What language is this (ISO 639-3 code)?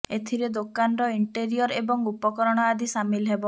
ori